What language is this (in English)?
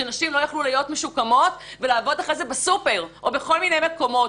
Hebrew